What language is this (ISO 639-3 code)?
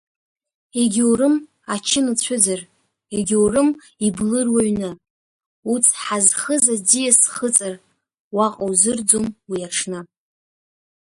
abk